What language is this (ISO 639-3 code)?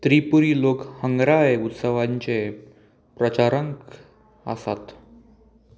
kok